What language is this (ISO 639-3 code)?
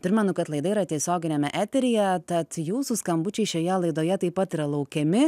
lit